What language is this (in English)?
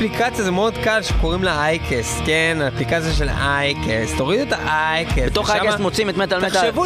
Hebrew